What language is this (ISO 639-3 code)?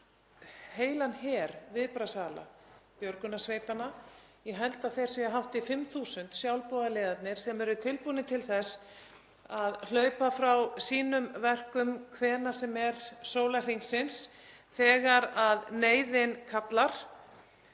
isl